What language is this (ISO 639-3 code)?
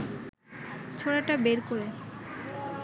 ben